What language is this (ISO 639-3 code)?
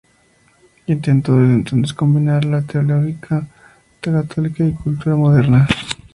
spa